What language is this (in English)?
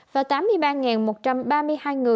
Vietnamese